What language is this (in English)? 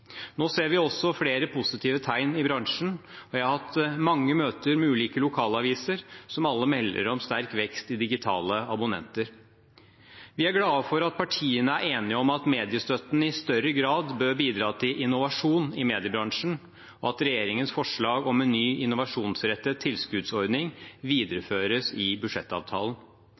Norwegian Bokmål